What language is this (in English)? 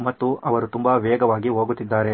Kannada